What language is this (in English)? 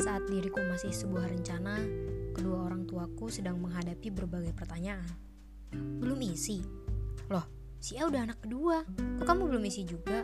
Indonesian